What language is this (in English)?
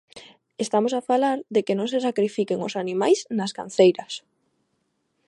Galician